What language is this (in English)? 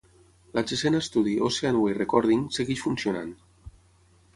Catalan